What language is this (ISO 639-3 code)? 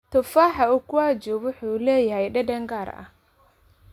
som